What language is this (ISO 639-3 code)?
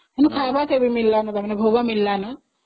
ori